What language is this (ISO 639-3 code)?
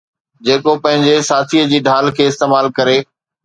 snd